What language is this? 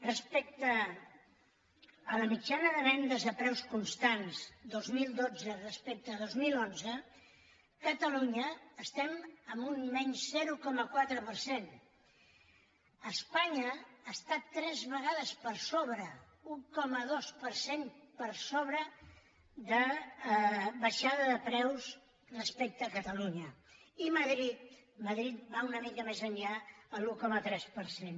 Catalan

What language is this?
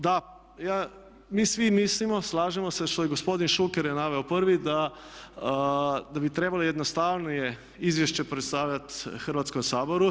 Croatian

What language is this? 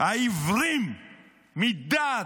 Hebrew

